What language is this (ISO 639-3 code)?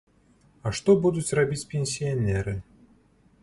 bel